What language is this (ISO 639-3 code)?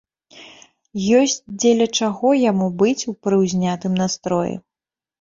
bel